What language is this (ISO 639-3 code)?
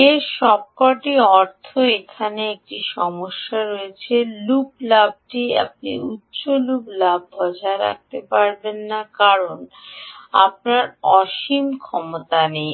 ben